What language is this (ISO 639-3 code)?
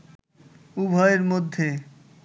ben